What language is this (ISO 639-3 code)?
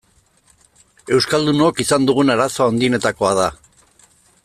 eus